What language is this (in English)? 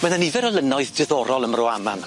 Welsh